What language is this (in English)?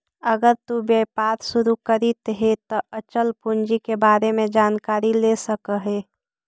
Magahi